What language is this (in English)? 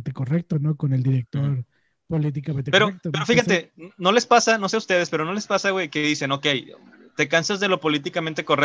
Spanish